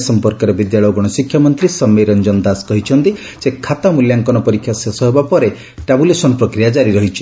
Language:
Odia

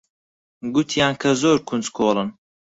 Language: Central Kurdish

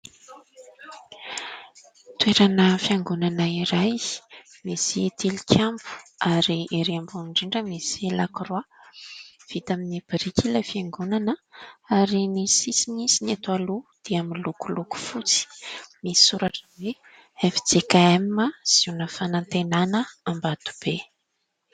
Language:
Malagasy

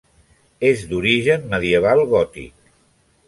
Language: Catalan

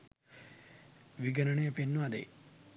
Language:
Sinhala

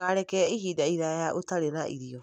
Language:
Kikuyu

